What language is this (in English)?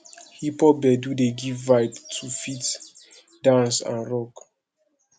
Nigerian Pidgin